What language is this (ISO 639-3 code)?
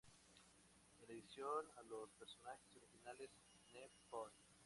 spa